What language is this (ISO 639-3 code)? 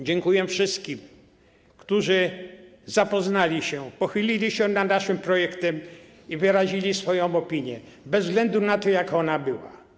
pol